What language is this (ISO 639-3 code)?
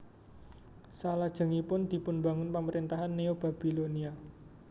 jav